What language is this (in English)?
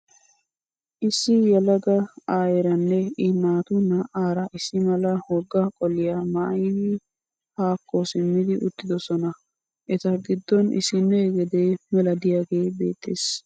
Wolaytta